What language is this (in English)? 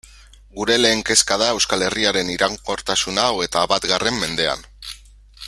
Basque